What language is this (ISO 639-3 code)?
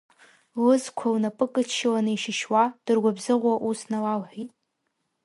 abk